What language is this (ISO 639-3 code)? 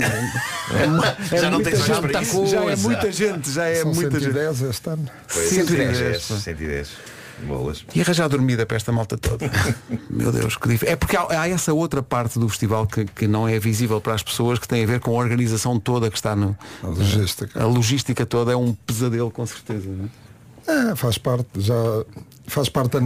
por